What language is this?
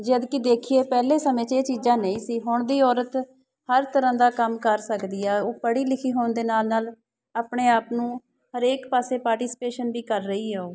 Punjabi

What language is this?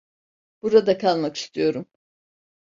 Turkish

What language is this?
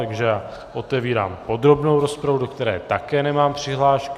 Czech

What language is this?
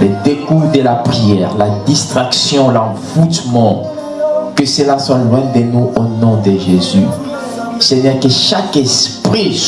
French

